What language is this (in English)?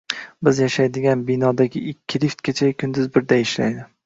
Uzbek